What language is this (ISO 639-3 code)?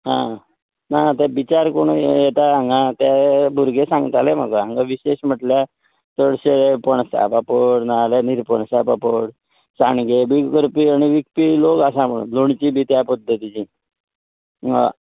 kok